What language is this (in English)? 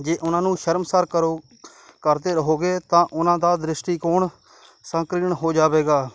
Punjabi